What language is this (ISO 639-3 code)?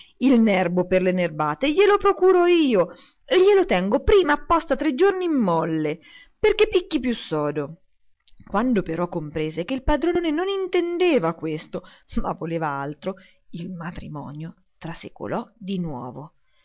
ita